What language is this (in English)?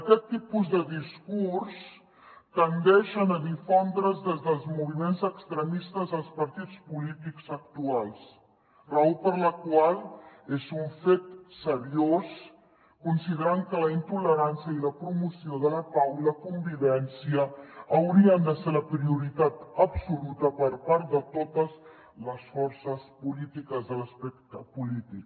Catalan